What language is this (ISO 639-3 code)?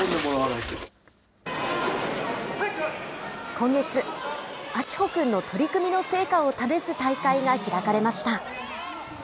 jpn